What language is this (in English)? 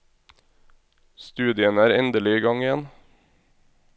Norwegian